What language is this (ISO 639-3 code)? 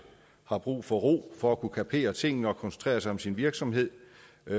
dan